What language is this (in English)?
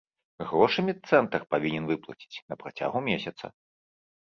Belarusian